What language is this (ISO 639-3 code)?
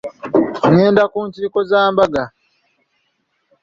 lug